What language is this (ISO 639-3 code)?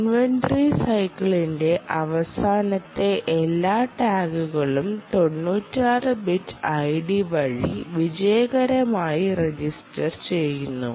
mal